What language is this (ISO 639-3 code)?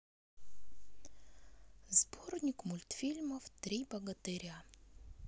rus